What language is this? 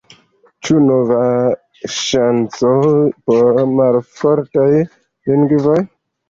Esperanto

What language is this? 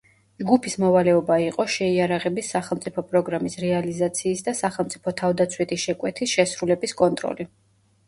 Georgian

